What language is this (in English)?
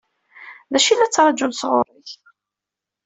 Kabyle